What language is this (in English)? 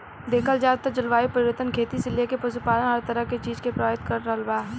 Bhojpuri